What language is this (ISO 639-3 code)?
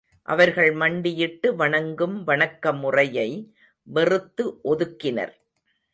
tam